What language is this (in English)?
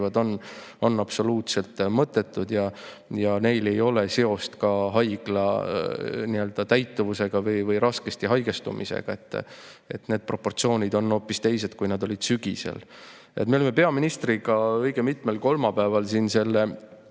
Estonian